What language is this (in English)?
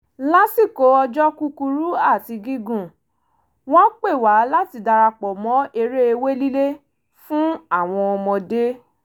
Yoruba